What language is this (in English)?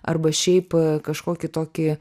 Lithuanian